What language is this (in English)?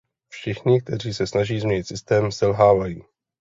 Czech